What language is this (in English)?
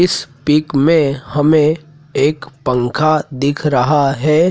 Hindi